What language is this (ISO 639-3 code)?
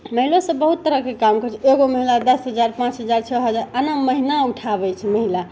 mai